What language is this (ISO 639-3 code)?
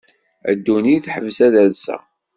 kab